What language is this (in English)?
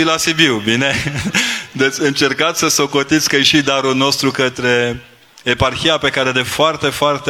Romanian